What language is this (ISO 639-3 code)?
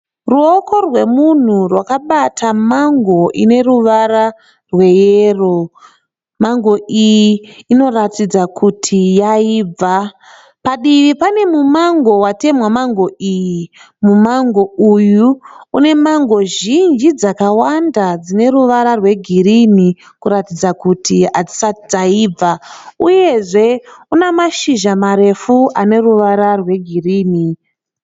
sna